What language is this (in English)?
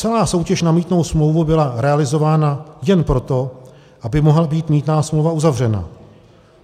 Czech